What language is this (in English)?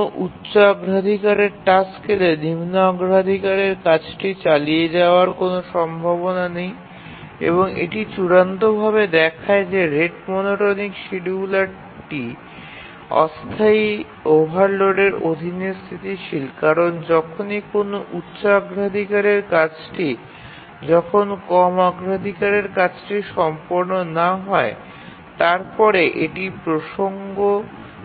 Bangla